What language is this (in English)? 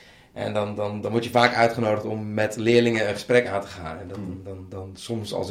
Dutch